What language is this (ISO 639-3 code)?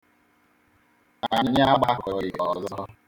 ibo